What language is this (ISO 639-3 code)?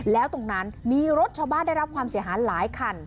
tha